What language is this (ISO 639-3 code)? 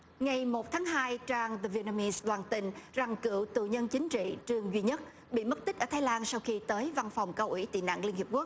vie